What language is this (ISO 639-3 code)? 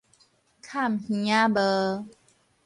nan